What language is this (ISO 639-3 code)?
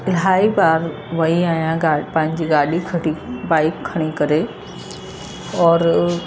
snd